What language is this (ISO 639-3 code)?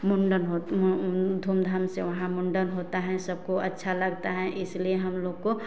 hin